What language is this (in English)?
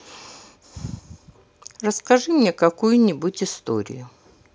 Russian